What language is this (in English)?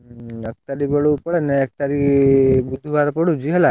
Odia